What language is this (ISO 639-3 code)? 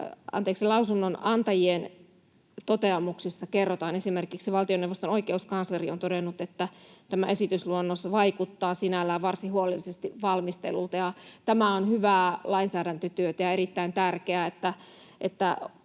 fin